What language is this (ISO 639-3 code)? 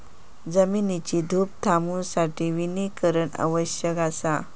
mar